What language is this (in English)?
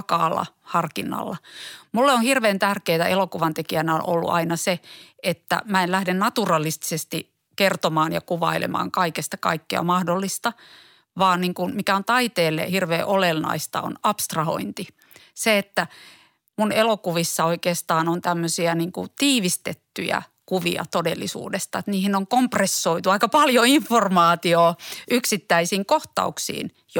Finnish